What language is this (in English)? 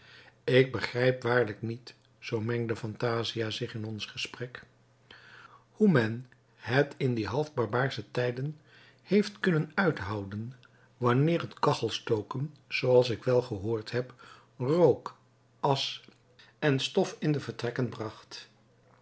Dutch